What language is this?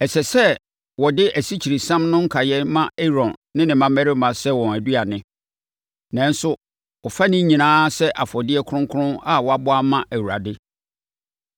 Akan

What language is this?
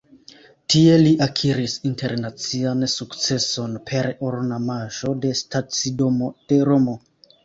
Esperanto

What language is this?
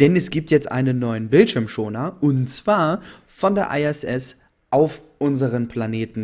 German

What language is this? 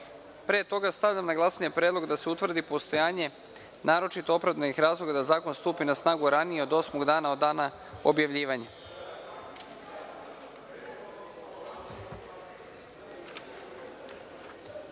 Serbian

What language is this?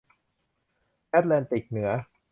Thai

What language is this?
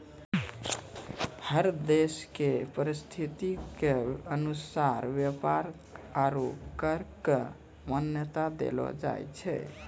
Maithili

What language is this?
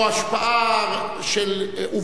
Hebrew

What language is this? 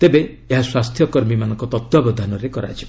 Odia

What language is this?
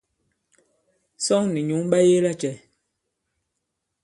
Bankon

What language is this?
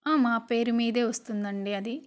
Telugu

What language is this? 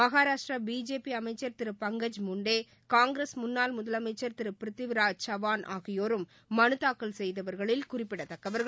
Tamil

